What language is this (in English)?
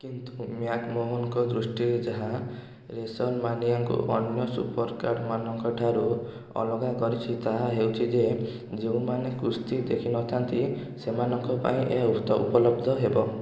Odia